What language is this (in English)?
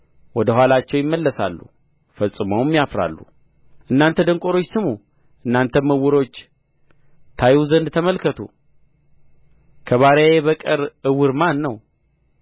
Amharic